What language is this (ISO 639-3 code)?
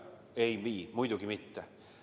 est